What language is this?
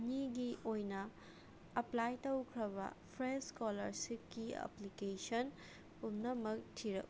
Manipuri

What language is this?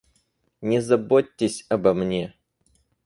Russian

